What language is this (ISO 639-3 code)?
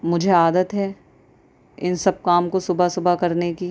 urd